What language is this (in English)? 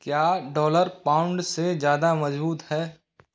Hindi